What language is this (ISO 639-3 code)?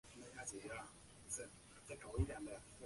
zho